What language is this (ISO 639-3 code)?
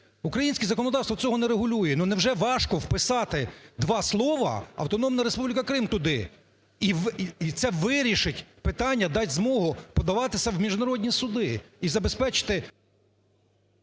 ukr